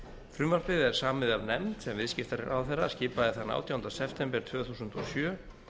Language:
Icelandic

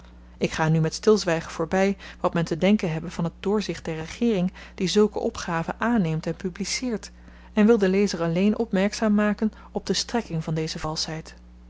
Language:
Dutch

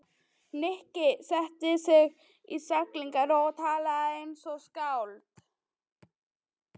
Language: Icelandic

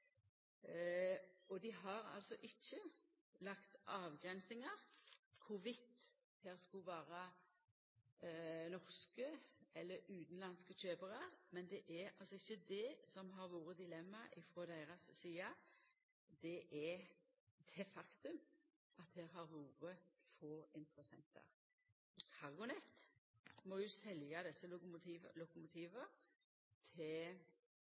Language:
Norwegian Nynorsk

